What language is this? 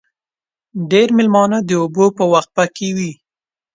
Pashto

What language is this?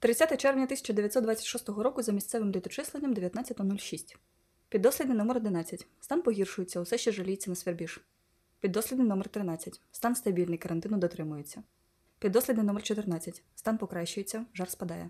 Ukrainian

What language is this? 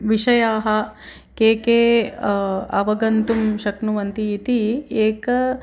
Sanskrit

